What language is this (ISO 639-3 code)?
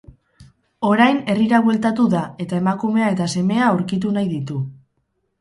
eus